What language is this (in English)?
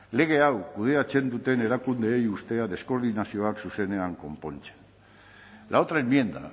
Basque